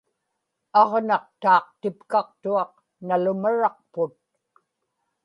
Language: Inupiaq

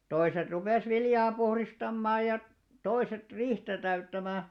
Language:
Finnish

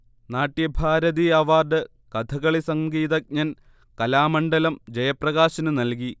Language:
Malayalam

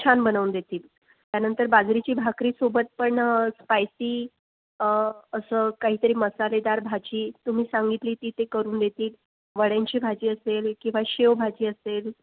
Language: Marathi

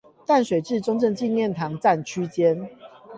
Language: Chinese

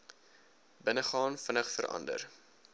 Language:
Afrikaans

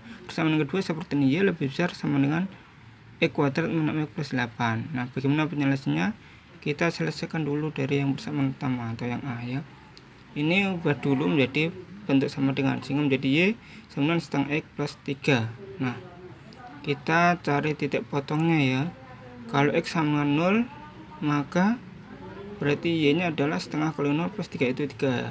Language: Indonesian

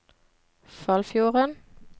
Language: Norwegian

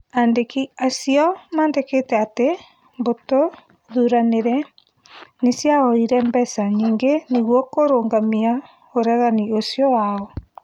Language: Kikuyu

